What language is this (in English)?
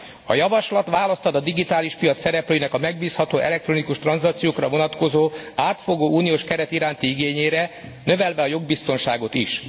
Hungarian